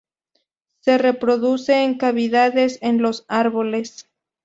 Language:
Spanish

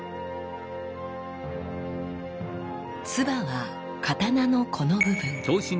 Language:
Japanese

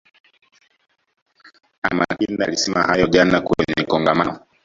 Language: Swahili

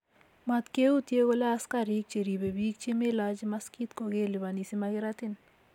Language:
Kalenjin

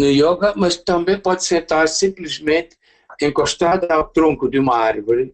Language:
Portuguese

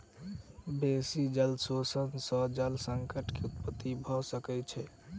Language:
Maithili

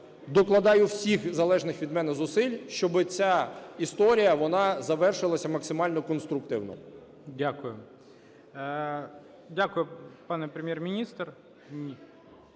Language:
Ukrainian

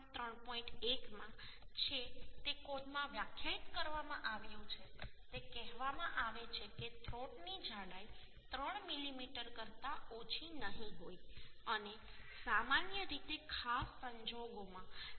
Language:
Gujarati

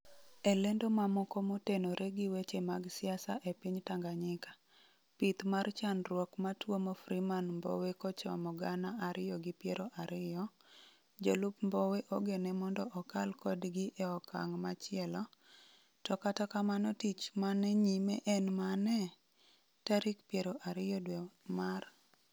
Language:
Luo (Kenya and Tanzania)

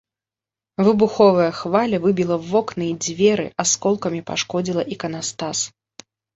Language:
Belarusian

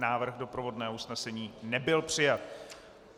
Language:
Czech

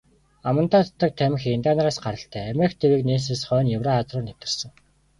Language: Mongolian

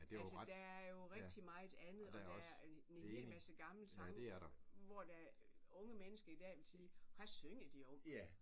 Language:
Danish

